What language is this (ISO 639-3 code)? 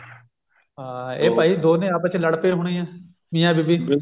pan